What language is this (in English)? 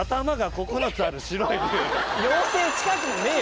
Japanese